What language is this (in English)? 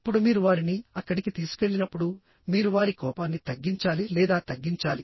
Telugu